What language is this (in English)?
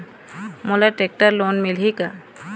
Chhattisgarhi